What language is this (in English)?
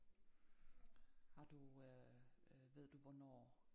Danish